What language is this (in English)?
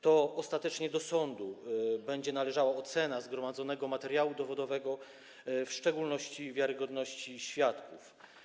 Polish